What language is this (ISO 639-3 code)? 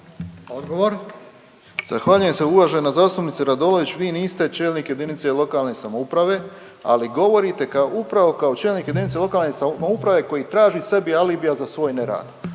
hrv